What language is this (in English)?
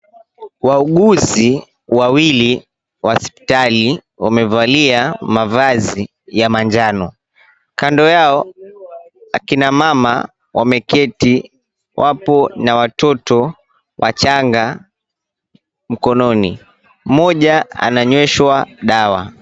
Swahili